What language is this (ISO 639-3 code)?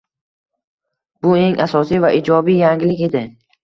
uzb